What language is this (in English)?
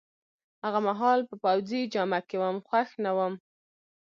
Pashto